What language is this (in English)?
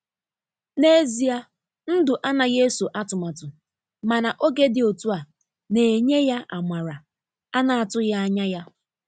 Igbo